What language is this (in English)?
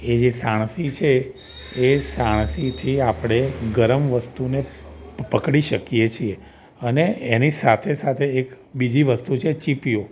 Gujarati